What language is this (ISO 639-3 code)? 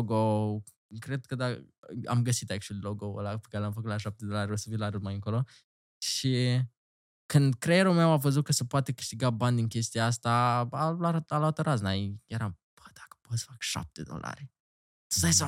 ron